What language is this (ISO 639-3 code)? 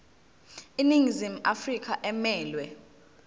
zul